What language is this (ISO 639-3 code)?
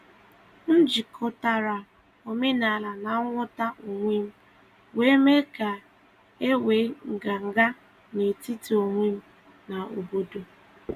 ibo